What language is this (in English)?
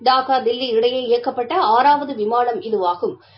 Tamil